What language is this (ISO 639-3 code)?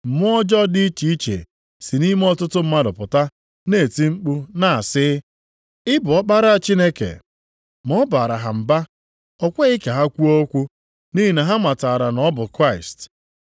ibo